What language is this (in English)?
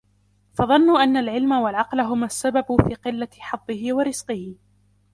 Arabic